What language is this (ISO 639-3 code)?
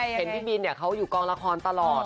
tha